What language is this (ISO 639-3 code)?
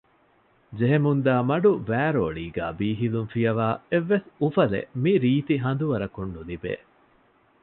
div